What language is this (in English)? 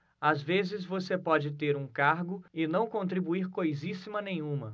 Portuguese